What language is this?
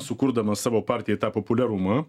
Lithuanian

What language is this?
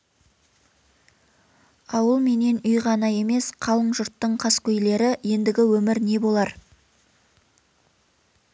Kazakh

